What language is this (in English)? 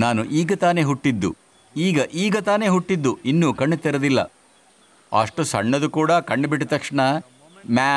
Hindi